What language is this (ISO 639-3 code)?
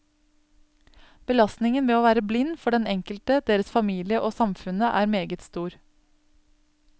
nor